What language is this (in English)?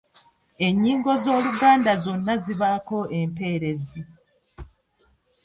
Ganda